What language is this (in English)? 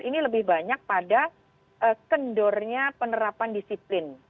Indonesian